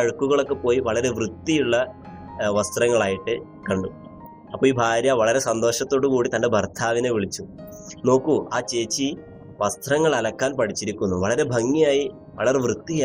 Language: Malayalam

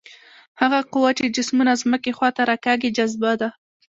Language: Pashto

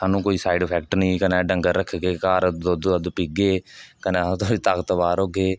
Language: Dogri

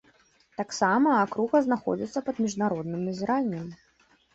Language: Belarusian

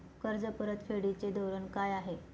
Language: Marathi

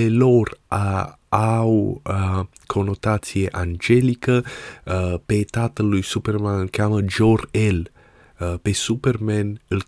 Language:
Romanian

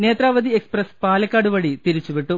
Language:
Malayalam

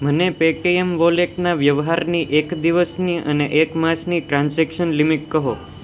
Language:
Gujarati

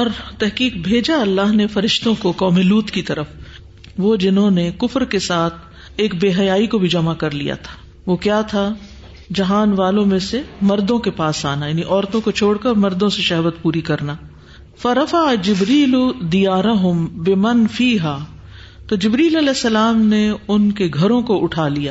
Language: Urdu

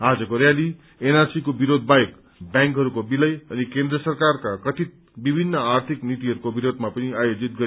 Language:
Nepali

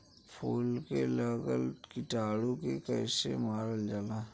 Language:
Bhojpuri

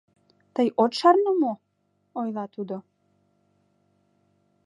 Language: Mari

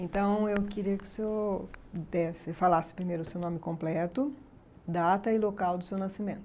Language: Portuguese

